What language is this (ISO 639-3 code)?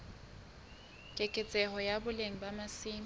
sot